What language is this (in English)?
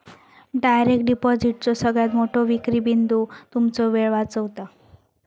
Marathi